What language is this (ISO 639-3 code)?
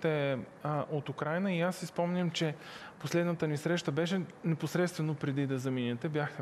bul